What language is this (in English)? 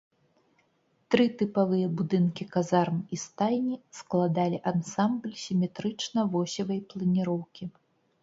Belarusian